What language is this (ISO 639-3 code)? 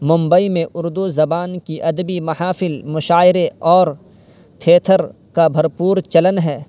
urd